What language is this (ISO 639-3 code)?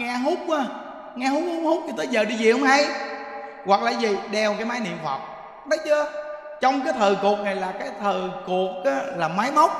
vie